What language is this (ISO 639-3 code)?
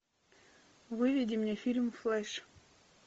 rus